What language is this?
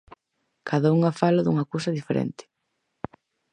Galician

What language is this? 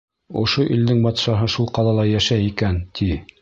Bashkir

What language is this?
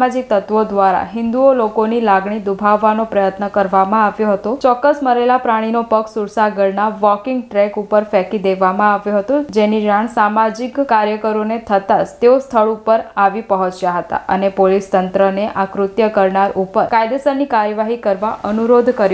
Gujarati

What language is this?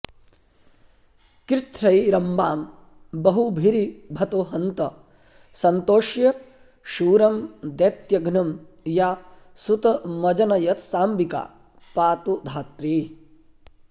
Sanskrit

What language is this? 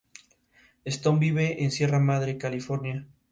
Spanish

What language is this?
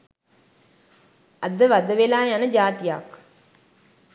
Sinhala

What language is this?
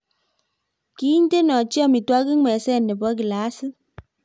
Kalenjin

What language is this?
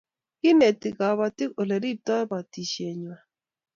Kalenjin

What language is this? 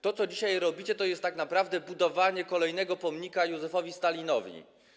Polish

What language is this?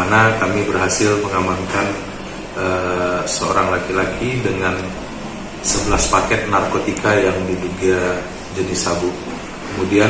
Indonesian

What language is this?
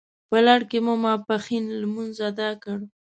Pashto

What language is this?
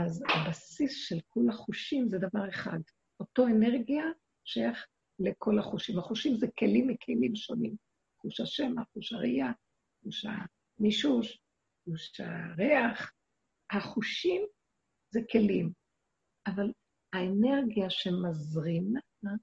Hebrew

